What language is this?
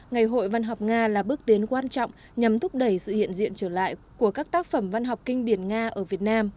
Vietnamese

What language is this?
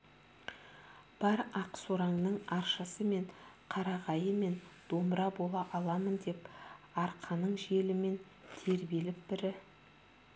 Kazakh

